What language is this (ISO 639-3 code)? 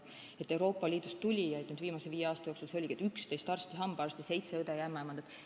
est